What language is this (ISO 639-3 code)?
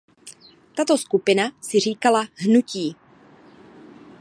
ces